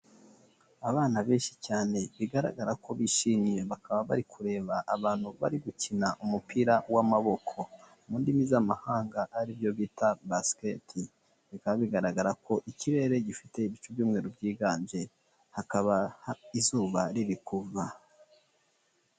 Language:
Kinyarwanda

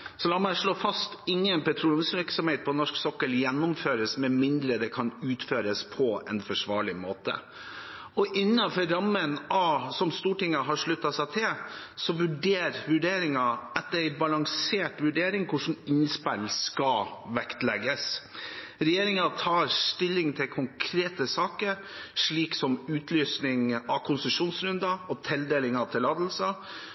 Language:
Norwegian Bokmål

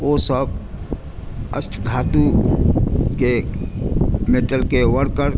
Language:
Maithili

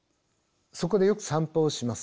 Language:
Japanese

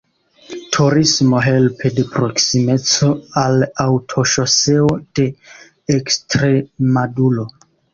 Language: Esperanto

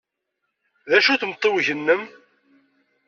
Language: Kabyle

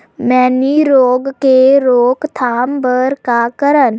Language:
Chhattisgarhi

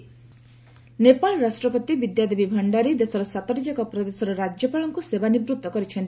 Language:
Odia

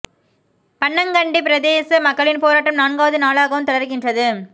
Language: Tamil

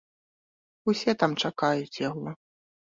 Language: Belarusian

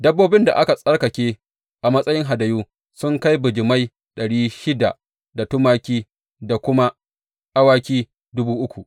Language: Hausa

